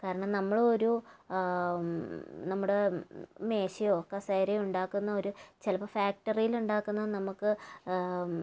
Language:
Malayalam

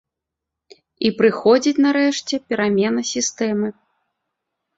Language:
Belarusian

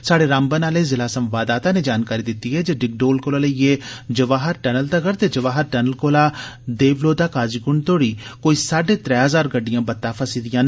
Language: Dogri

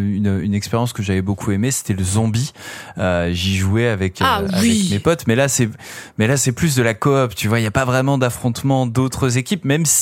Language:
French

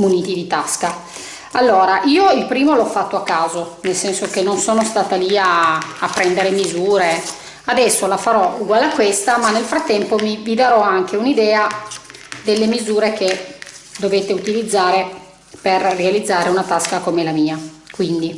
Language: Italian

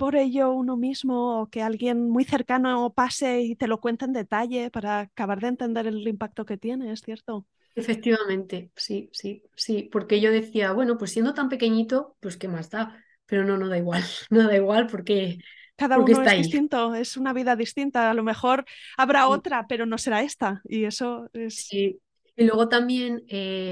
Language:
Spanish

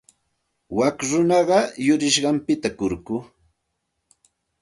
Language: Santa Ana de Tusi Pasco Quechua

